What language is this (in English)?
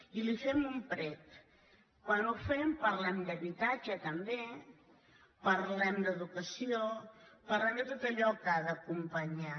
Catalan